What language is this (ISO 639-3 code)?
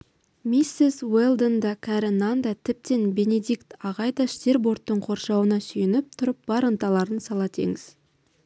kaz